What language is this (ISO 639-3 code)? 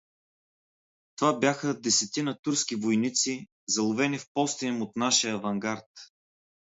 bul